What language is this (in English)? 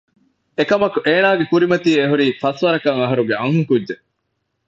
Divehi